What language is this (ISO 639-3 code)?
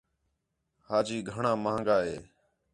xhe